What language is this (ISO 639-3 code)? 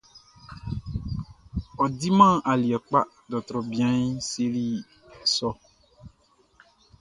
bci